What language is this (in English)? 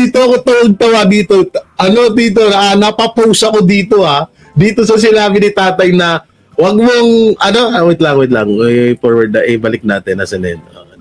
Filipino